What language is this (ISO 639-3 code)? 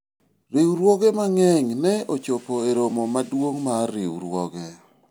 luo